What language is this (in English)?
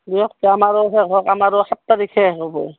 Assamese